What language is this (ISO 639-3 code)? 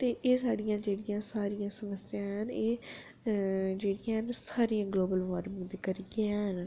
doi